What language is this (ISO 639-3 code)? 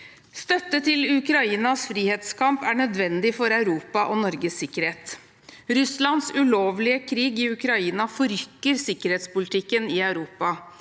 nor